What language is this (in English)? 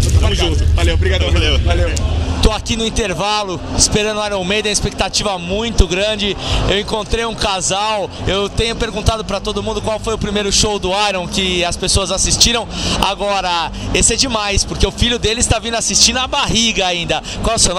Portuguese